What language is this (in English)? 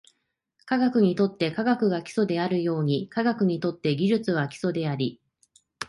Japanese